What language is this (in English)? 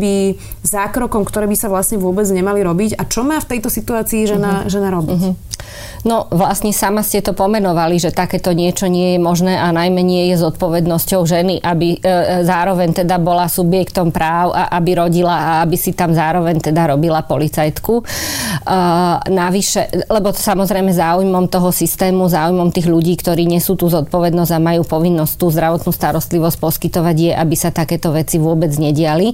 Slovak